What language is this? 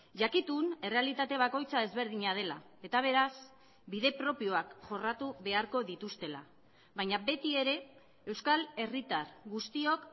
Basque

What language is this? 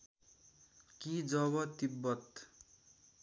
Nepali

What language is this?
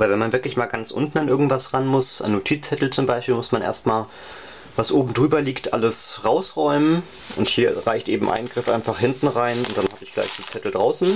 German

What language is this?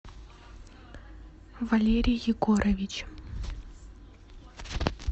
Russian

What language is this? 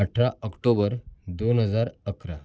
Marathi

